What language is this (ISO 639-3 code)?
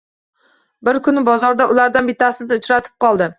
uzb